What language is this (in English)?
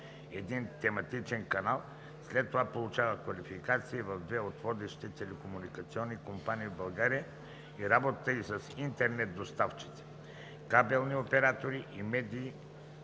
Bulgarian